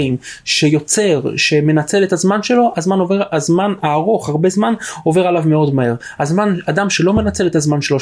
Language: Hebrew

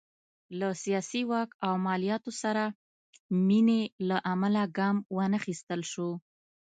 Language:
Pashto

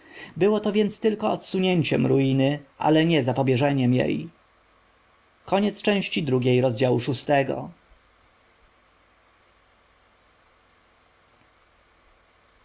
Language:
Polish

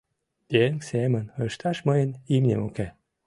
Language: Mari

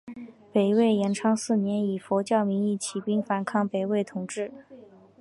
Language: Chinese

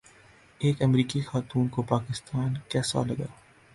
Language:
Urdu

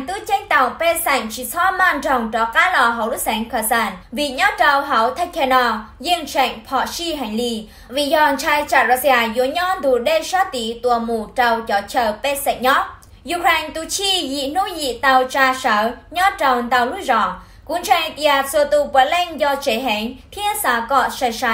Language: Vietnamese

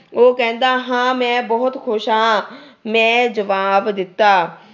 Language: Punjabi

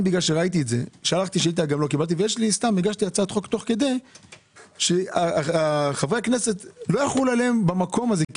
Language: Hebrew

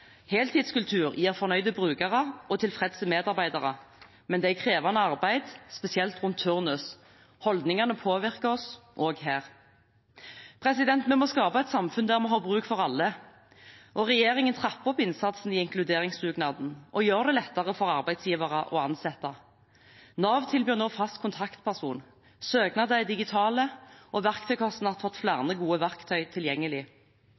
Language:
Norwegian Bokmål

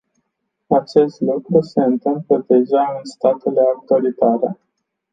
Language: Romanian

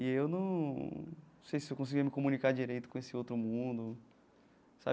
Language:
Portuguese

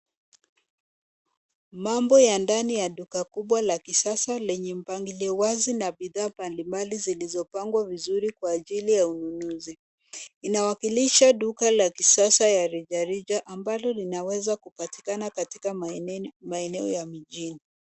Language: Swahili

